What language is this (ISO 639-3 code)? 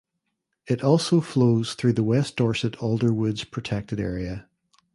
eng